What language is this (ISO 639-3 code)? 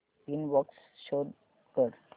mar